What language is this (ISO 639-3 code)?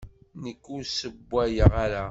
kab